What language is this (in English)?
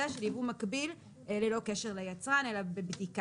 Hebrew